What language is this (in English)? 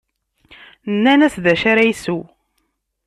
Kabyle